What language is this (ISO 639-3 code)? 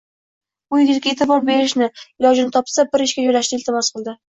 uzb